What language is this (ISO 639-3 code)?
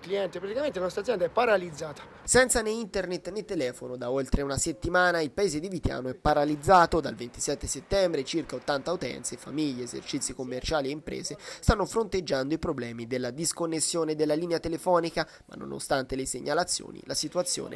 ita